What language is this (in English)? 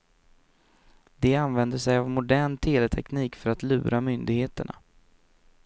Swedish